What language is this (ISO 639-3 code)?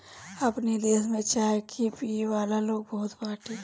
bho